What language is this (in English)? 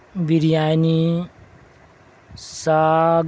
Urdu